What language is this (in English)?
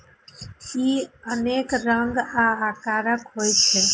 Maithili